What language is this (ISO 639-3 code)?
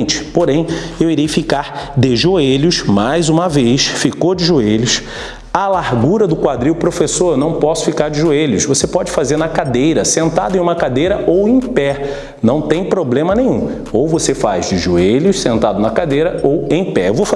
por